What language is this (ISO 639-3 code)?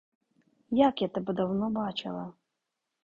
ukr